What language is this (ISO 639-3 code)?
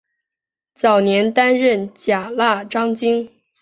zho